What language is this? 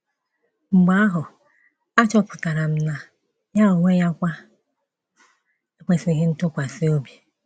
Igbo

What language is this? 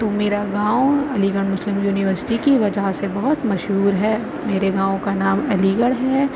Urdu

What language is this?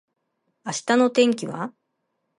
Japanese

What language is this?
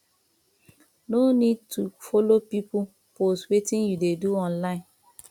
Nigerian Pidgin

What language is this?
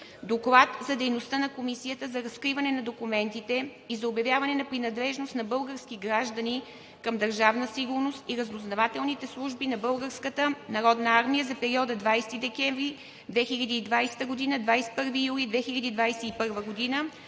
Bulgarian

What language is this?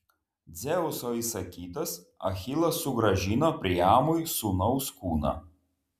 Lithuanian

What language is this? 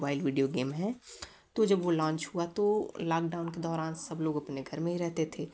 Hindi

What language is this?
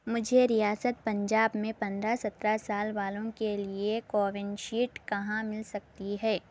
Urdu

